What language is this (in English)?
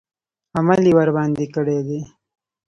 Pashto